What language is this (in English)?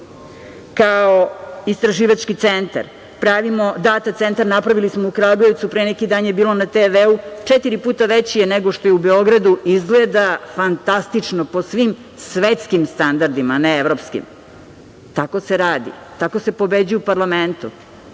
Serbian